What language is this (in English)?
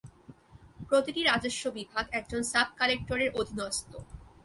Bangla